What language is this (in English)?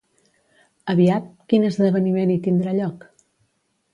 Catalan